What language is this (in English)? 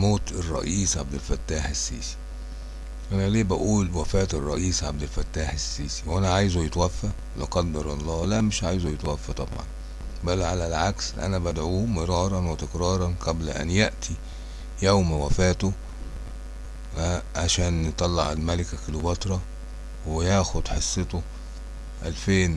Arabic